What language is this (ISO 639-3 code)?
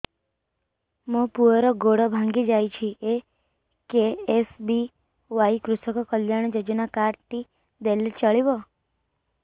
ori